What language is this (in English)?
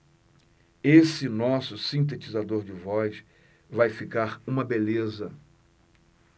Portuguese